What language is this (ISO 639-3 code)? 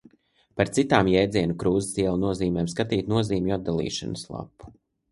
lav